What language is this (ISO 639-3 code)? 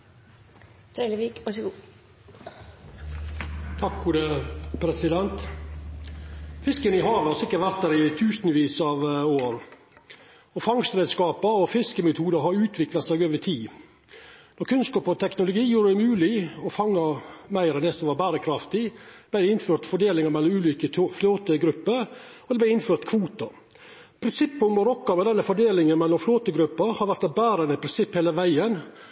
nno